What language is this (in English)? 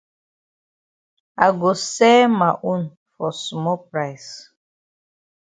Cameroon Pidgin